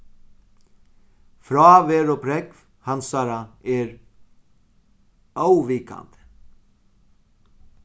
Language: Faroese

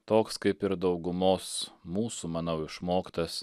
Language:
Lithuanian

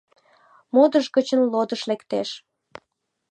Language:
Mari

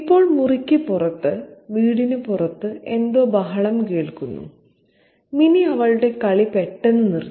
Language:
Malayalam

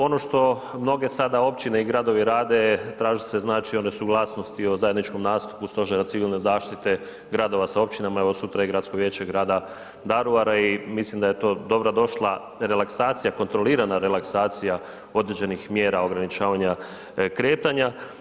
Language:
Croatian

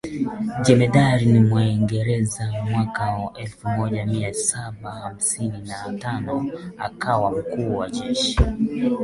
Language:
Swahili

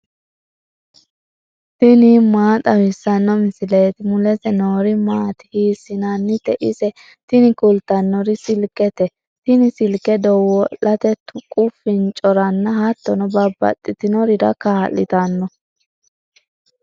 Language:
Sidamo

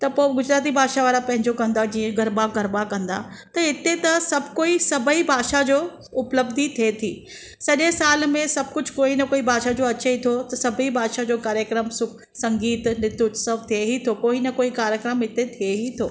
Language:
Sindhi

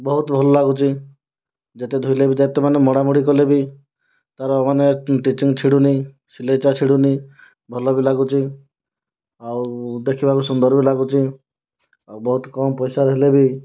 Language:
Odia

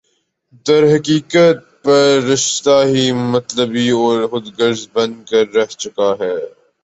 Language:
Urdu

